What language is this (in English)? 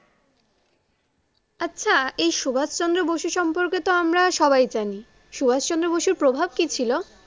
Bangla